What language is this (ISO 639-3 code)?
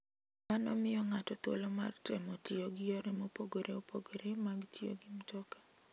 luo